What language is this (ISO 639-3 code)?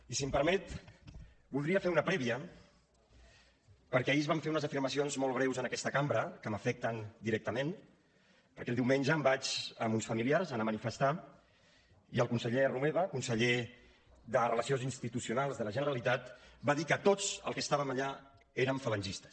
cat